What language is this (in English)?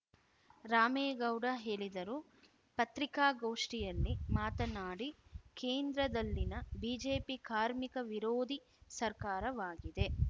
Kannada